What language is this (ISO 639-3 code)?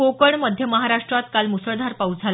mar